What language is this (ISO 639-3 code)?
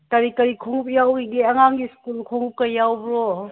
mni